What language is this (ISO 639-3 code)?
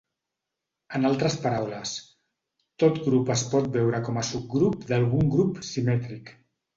cat